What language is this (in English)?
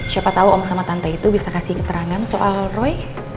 Indonesian